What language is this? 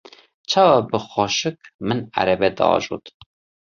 Kurdish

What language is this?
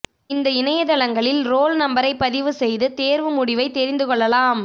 Tamil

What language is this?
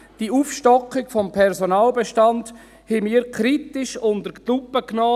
Swiss German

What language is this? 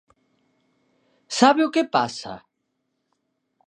Galician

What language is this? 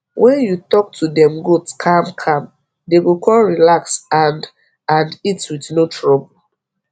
Nigerian Pidgin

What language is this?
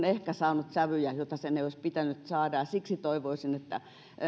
Finnish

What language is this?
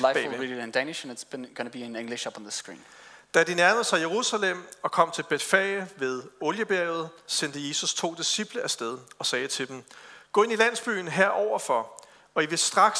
Danish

